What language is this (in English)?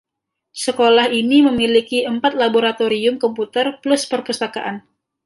Indonesian